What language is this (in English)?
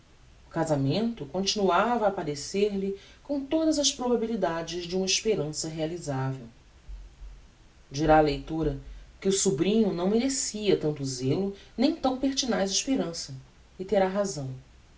Portuguese